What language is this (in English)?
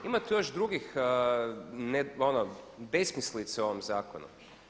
Croatian